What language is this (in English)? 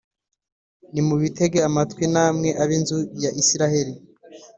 Kinyarwanda